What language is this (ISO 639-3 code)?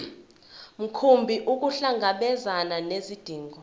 zul